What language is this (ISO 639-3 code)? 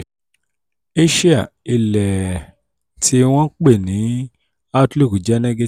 yor